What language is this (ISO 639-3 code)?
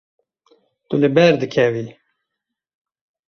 kur